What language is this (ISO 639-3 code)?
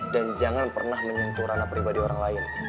ind